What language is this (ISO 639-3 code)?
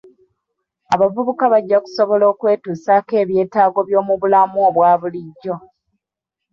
lug